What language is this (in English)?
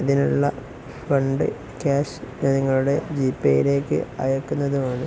Malayalam